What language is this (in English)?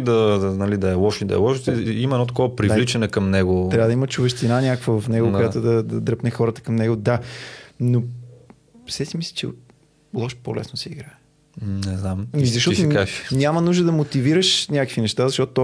Bulgarian